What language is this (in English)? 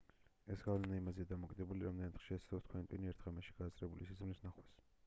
Georgian